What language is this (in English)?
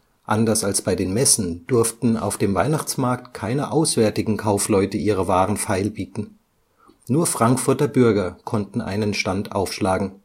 German